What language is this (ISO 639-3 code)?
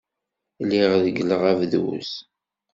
kab